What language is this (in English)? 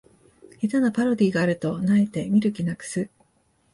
Japanese